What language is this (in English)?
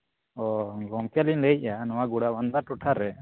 Santali